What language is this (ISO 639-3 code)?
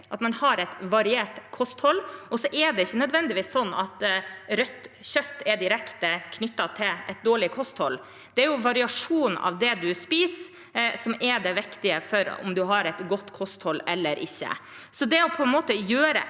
nor